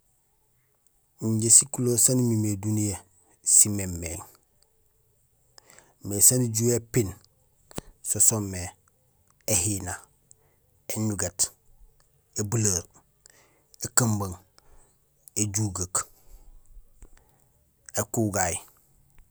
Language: Gusilay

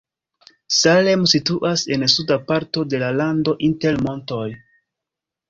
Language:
Esperanto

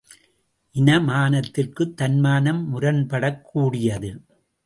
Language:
Tamil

